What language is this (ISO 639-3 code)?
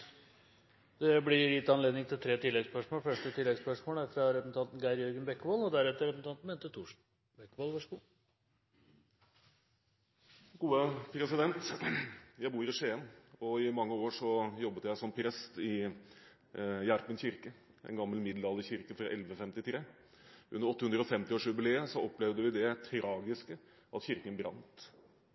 nob